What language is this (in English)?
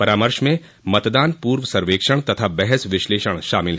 Hindi